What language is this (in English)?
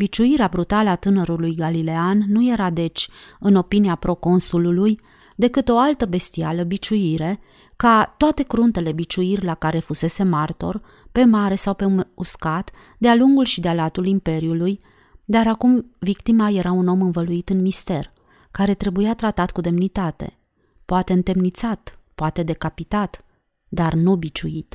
Romanian